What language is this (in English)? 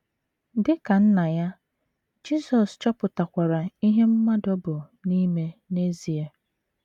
Igbo